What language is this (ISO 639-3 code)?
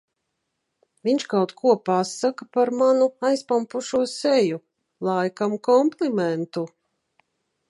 lav